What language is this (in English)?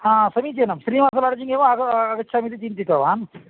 Sanskrit